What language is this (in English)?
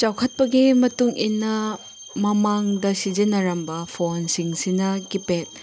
Manipuri